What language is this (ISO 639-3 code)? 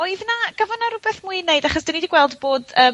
cym